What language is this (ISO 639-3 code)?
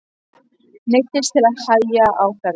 isl